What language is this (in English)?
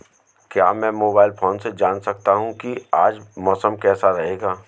Hindi